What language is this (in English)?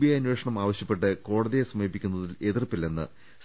Malayalam